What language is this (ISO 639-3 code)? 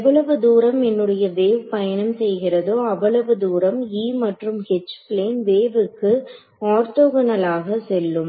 tam